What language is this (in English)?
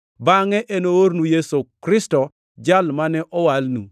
Luo (Kenya and Tanzania)